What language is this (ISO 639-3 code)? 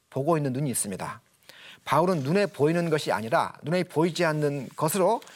kor